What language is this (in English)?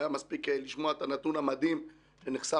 Hebrew